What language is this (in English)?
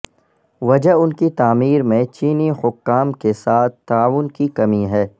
Urdu